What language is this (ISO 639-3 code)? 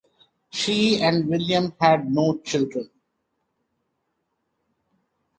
eng